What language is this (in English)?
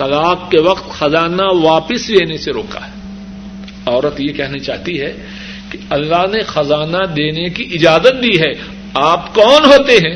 Urdu